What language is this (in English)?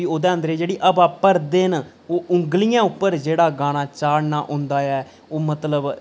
Dogri